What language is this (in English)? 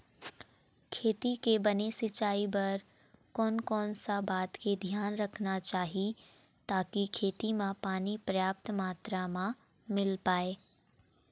Chhattisgarhi